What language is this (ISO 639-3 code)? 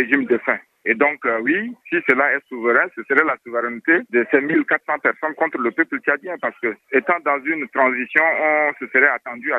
swa